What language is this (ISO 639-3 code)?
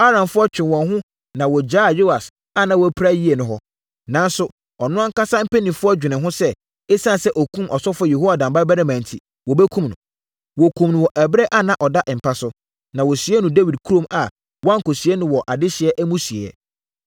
aka